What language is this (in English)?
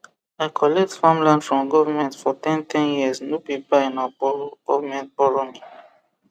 Nigerian Pidgin